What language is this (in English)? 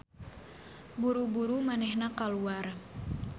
Sundanese